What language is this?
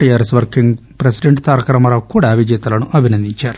Telugu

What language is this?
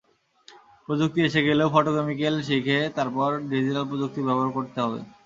Bangla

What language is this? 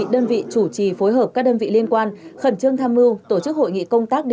Vietnamese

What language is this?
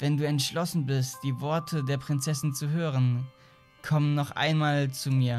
German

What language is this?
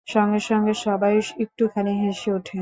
Bangla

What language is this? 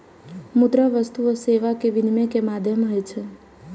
Maithili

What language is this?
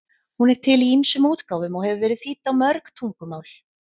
Icelandic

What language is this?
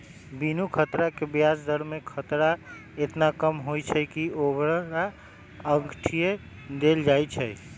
Magahi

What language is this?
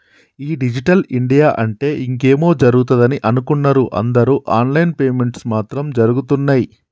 Telugu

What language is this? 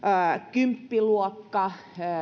Finnish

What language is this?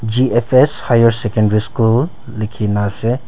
Naga Pidgin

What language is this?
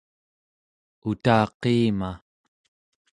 Central Yupik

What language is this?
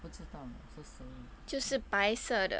English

